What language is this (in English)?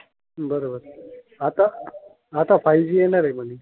Marathi